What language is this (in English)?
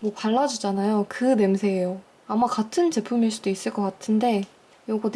Korean